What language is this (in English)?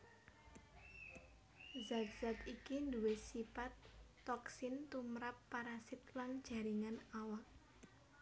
Javanese